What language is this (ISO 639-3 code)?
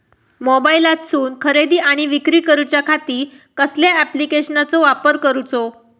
mar